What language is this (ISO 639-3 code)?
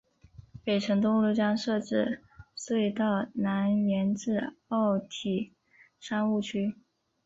zho